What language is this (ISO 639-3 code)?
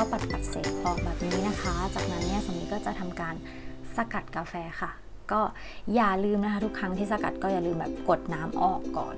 tha